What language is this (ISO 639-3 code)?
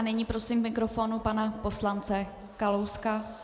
ces